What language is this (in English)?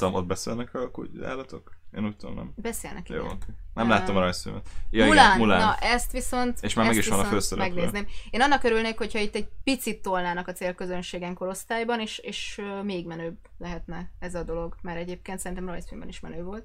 Hungarian